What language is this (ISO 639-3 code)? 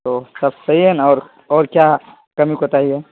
urd